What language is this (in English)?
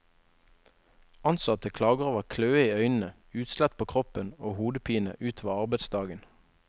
Norwegian